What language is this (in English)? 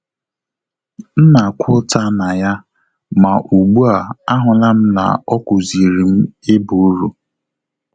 Igbo